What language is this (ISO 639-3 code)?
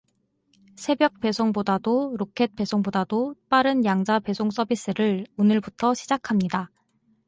kor